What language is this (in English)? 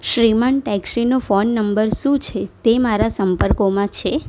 Gujarati